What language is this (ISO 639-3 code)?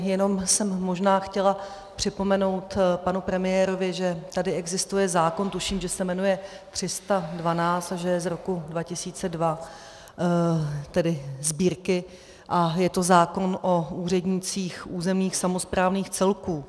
ces